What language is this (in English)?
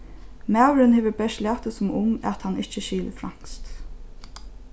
Faroese